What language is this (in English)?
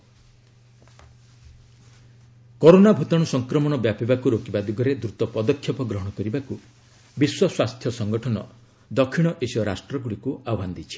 Odia